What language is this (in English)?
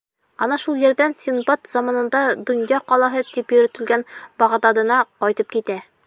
Bashkir